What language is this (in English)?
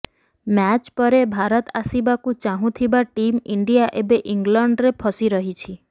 Odia